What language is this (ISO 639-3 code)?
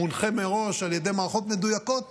heb